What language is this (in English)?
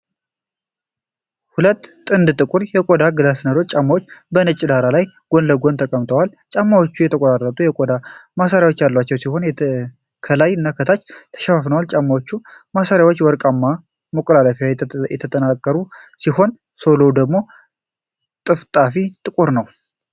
Amharic